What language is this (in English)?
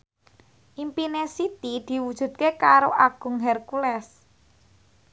Javanese